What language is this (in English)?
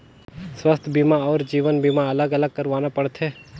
Chhattisgarhi